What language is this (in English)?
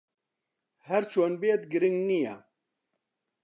Central Kurdish